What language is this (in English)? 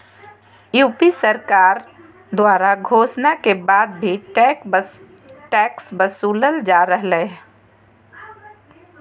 Magahi